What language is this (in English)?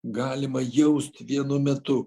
Lithuanian